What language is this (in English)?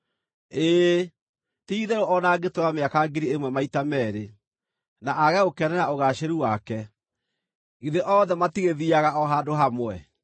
Kikuyu